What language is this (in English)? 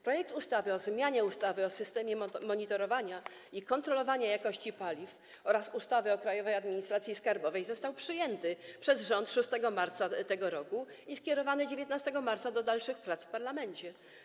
Polish